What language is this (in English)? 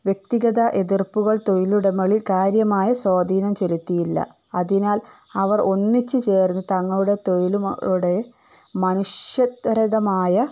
Malayalam